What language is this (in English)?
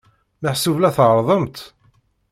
Kabyle